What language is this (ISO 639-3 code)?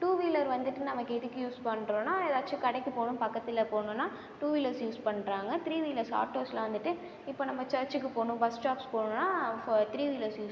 tam